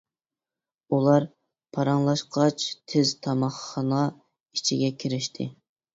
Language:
Uyghur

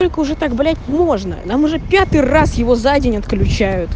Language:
Russian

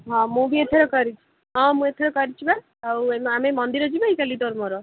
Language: Odia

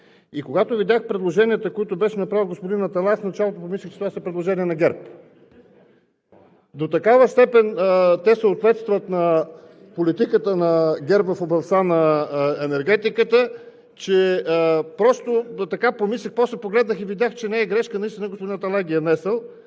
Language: Bulgarian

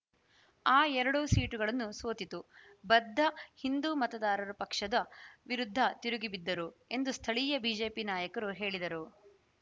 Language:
Kannada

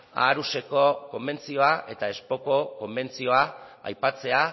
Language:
Basque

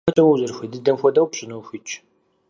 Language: Kabardian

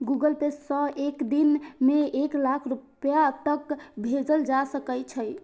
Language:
Maithili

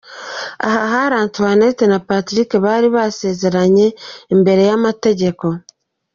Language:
Kinyarwanda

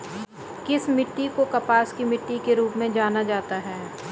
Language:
Hindi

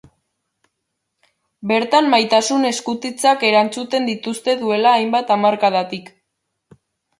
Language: Basque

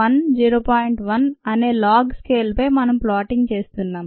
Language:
Telugu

